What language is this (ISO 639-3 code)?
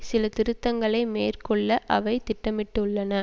tam